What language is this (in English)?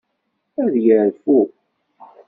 Kabyle